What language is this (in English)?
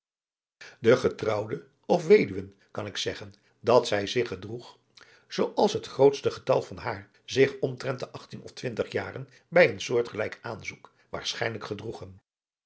Dutch